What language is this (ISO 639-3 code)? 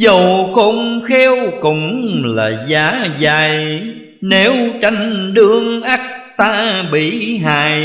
vie